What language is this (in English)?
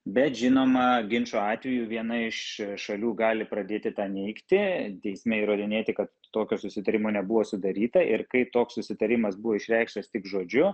Lithuanian